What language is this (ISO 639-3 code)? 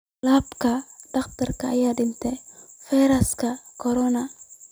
som